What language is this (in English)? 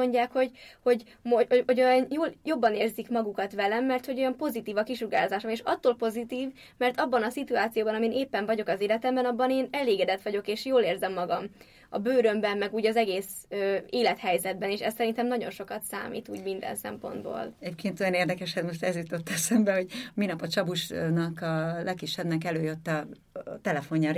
Hungarian